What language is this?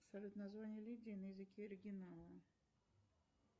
Russian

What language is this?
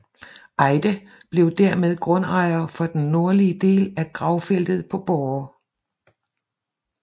Danish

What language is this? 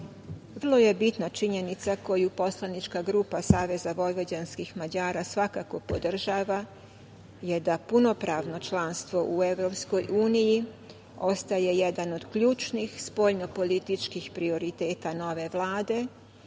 Serbian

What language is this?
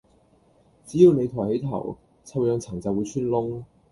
Cantonese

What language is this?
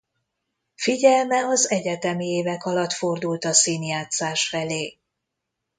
Hungarian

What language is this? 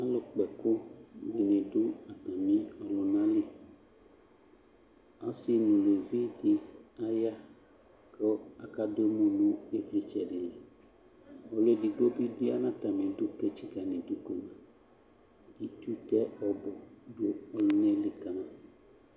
Ikposo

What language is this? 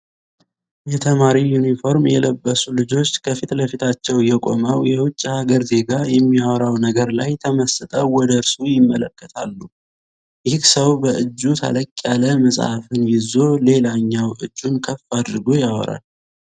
Amharic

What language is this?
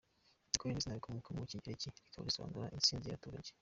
Kinyarwanda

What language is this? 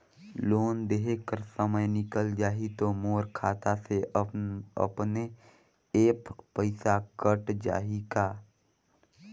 Chhattisgarhi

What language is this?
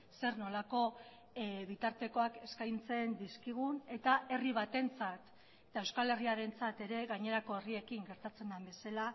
Basque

